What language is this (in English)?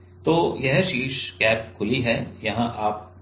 Hindi